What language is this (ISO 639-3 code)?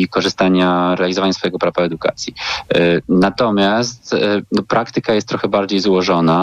pol